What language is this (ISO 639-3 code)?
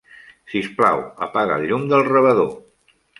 cat